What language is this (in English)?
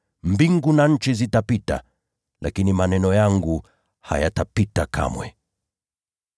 Swahili